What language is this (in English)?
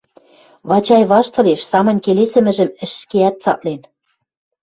Western Mari